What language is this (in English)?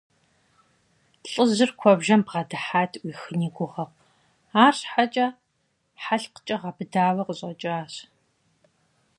Kabardian